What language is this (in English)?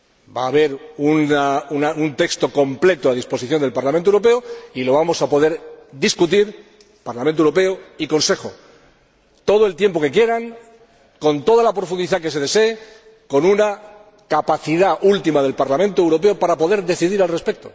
Spanish